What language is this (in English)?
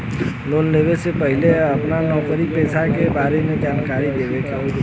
Bhojpuri